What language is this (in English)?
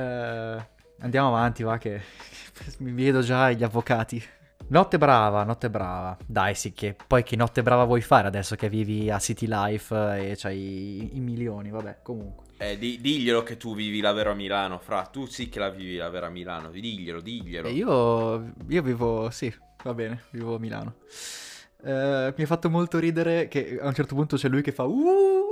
Italian